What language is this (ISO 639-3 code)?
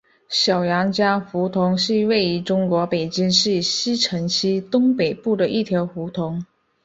zho